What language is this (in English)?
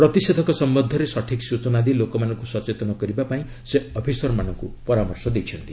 Odia